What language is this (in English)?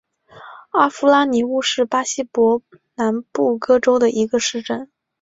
Chinese